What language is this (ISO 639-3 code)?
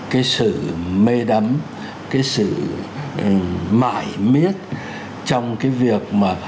vie